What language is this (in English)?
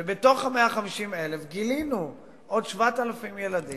Hebrew